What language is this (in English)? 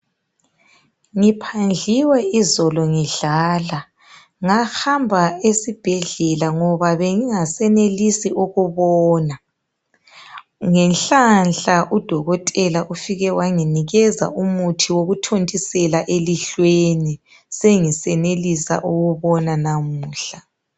North Ndebele